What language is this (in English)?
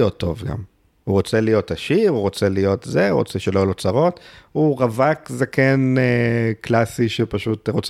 Hebrew